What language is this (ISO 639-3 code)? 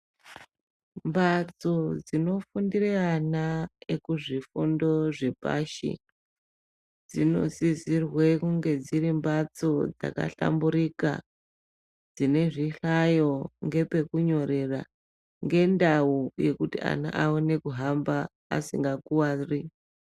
ndc